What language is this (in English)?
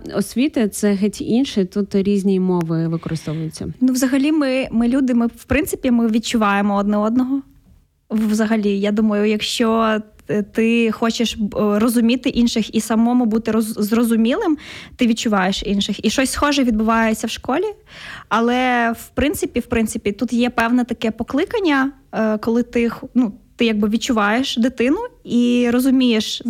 Ukrainian